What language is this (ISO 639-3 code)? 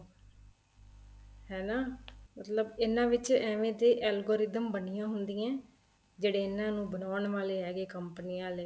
pan